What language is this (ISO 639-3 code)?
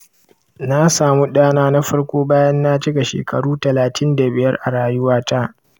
hau